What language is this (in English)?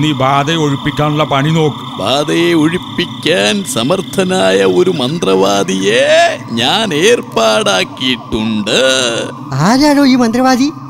Malayalam